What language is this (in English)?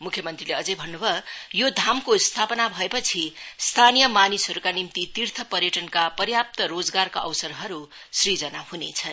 Nepali